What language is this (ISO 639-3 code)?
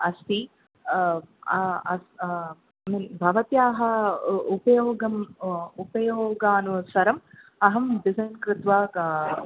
san